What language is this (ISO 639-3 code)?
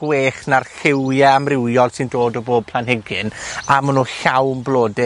cym